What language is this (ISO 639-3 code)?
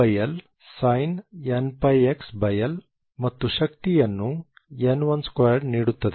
kan